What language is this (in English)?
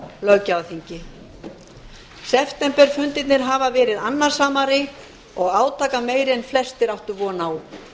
Icelandic